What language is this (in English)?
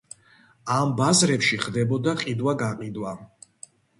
Georgian